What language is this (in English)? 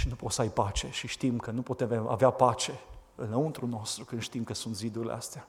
Romanian